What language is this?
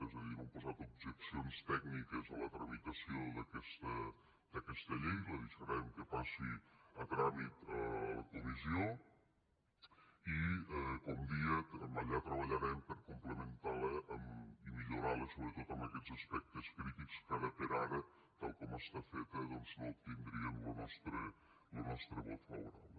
Catalan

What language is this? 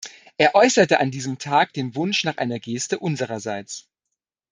German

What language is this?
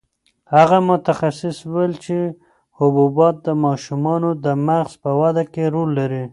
Pashto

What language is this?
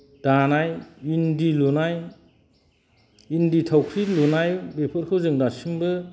Bodo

